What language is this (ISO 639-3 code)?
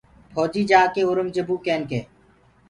ggg